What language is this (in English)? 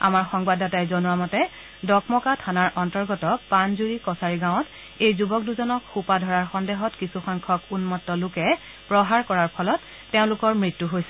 Assamese